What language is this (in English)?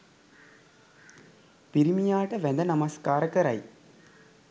Sinhala